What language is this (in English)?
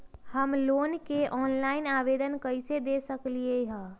Magahi